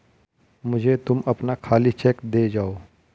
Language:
Hindi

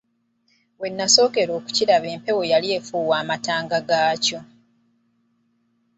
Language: Ganda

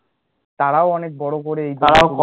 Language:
Bangla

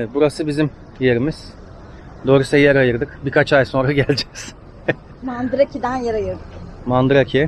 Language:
Turkish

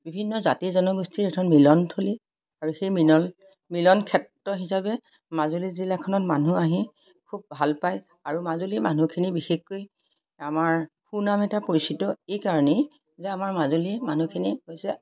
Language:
Assamese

